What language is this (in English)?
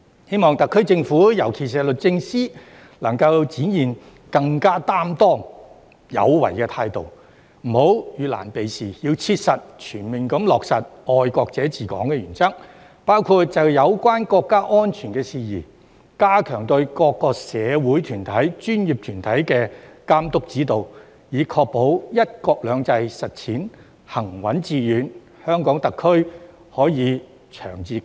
Cantonese